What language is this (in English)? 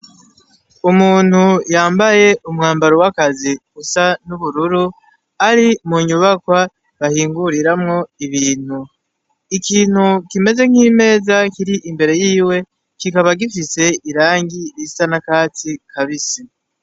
Rundi